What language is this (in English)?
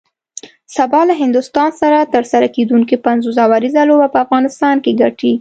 Pashto